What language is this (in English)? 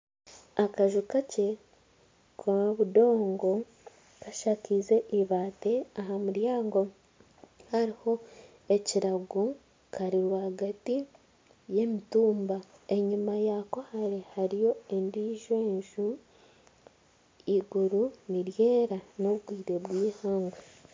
Nyankole